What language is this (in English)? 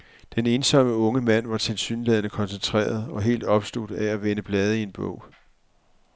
Danish